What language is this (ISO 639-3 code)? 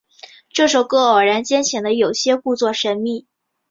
zho